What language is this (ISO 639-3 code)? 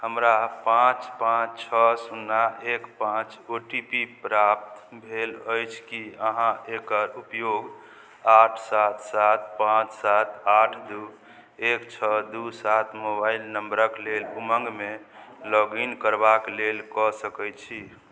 mai